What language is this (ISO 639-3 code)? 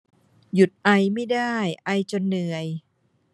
tha